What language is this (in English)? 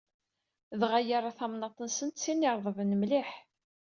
Kabyle